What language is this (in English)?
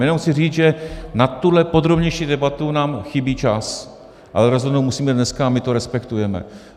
Czech